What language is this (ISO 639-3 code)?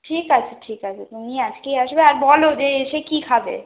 ben